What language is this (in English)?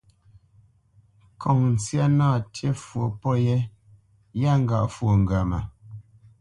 Bamenyam